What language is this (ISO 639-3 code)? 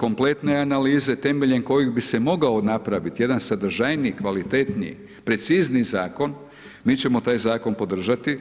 hrv